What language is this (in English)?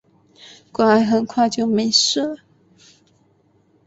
Chinese